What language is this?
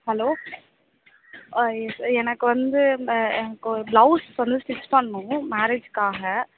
Tamil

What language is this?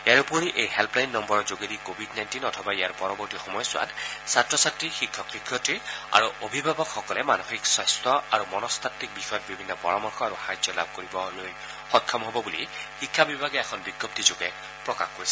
Assamese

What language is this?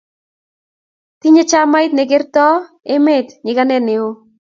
Kalenjin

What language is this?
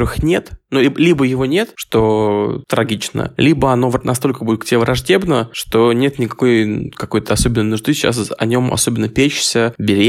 Russian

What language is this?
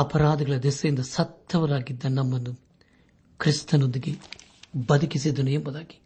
Kannada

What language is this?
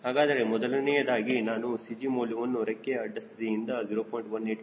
Kannada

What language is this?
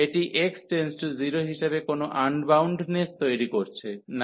Bangla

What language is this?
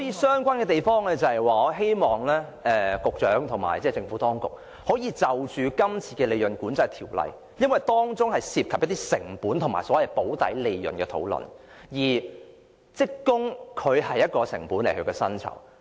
Cantonese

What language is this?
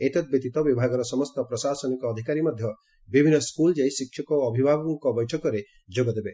Odia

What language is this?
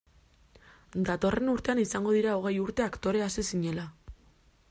Basque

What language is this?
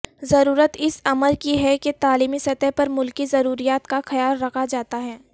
Urdu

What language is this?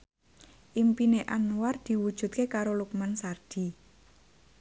Javanese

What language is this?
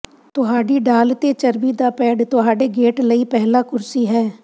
Punjabi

